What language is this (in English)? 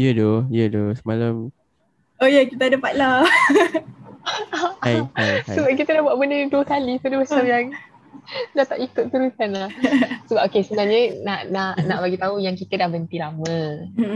Malay